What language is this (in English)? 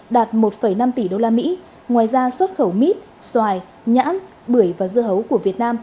Vietnamese